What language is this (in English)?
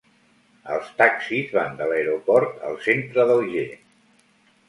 Catalan